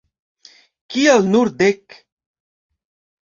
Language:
Esperanto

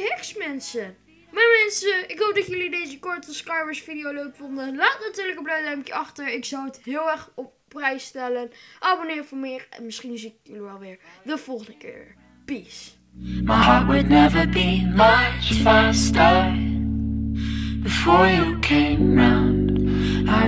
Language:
Dutch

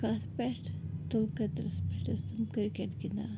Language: Kashmiri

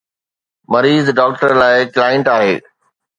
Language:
Sindhi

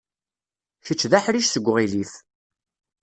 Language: Kabyle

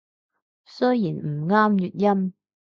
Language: Cantonese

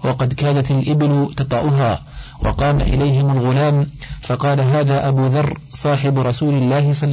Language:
Arabic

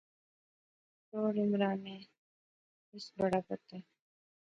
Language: Pahari-Potwari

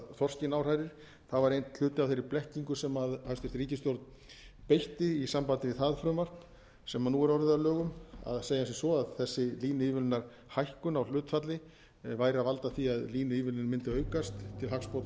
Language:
Icelandic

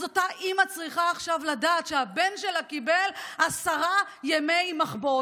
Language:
Hebrew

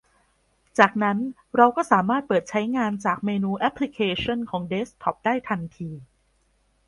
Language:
Thai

